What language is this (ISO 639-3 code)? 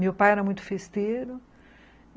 por